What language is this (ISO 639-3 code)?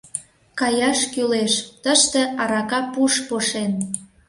chm